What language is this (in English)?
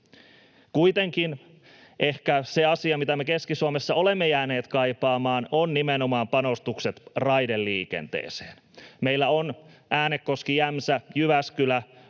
Finnish